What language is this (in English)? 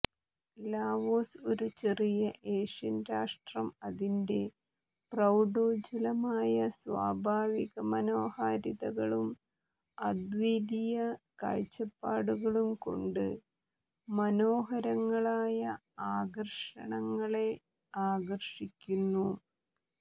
Malayalam